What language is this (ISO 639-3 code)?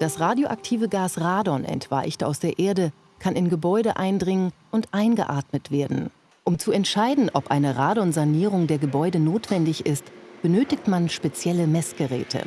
deu